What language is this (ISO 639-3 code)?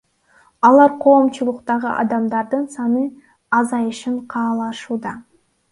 kir